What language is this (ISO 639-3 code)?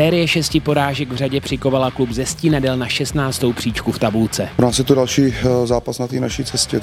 ces